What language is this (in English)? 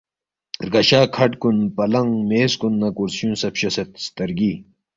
Balti